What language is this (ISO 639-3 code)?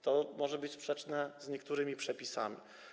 pol